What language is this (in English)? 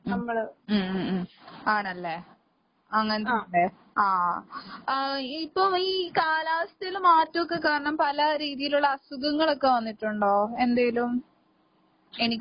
Malayalam